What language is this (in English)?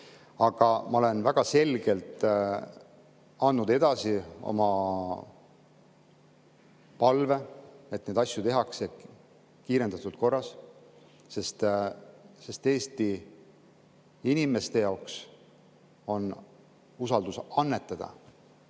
Estonian